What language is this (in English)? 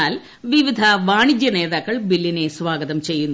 Malayalam